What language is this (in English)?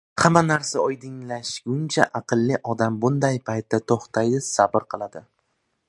Uzbek